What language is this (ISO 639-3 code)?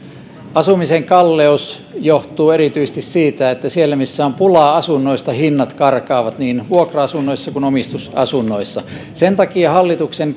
fin